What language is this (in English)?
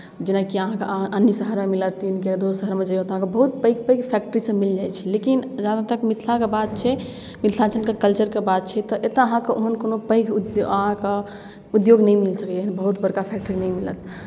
Maithili